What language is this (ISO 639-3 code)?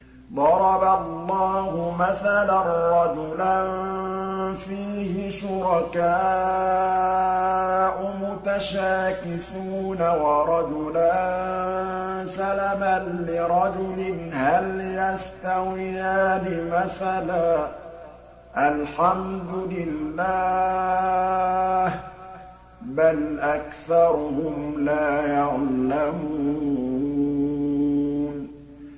ara